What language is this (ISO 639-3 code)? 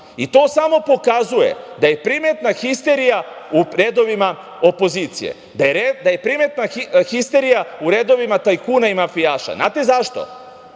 srp